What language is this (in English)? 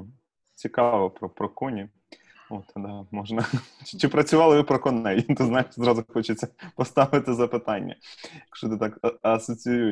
Ukrainian